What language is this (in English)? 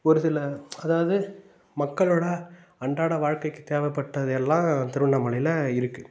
Tamil